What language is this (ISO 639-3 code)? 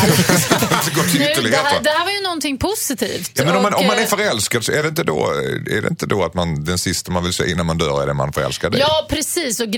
swe